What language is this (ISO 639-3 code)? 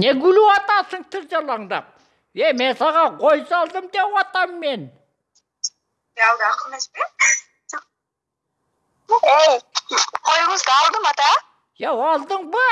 kir